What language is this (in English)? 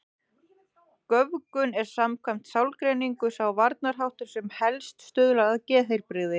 Icelandic